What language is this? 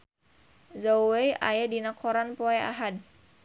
Sundanese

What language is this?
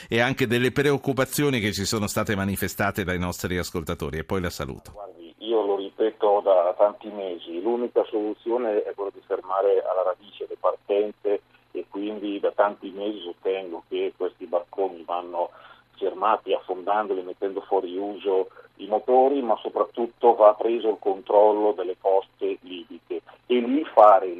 Italian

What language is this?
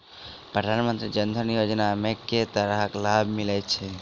Maithili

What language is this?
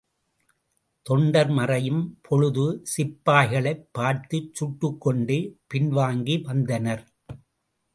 Tamil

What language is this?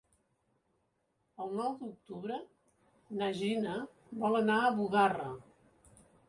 Catalan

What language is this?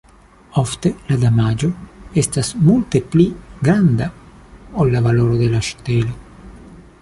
Esperanto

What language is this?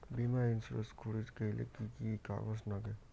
Bangla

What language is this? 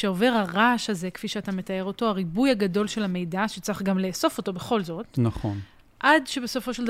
Hebrew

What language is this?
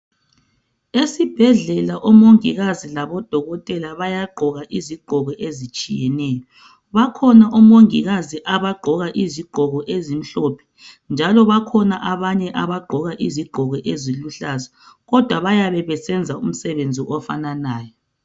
North Ndebele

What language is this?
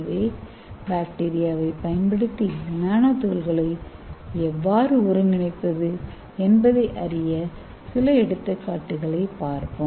Tamil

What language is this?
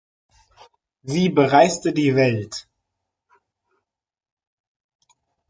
German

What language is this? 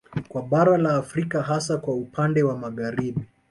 Swahili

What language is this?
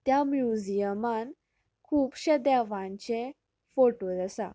Konkani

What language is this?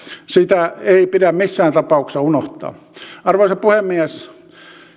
Finnish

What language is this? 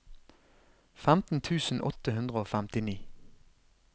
Norwegian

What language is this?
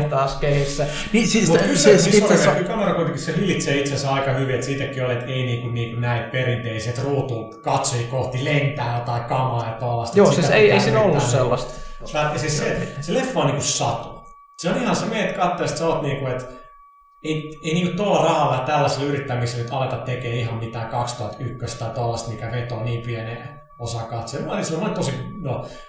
Finnish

